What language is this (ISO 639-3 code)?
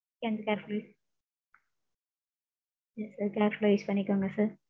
tam